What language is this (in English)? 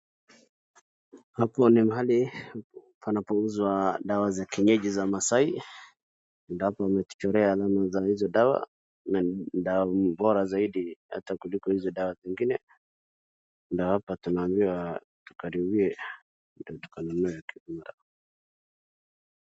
Swahili